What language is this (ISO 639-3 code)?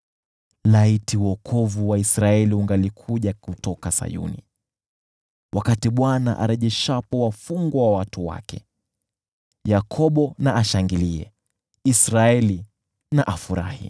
swa